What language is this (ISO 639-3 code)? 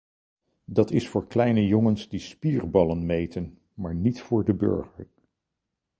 nld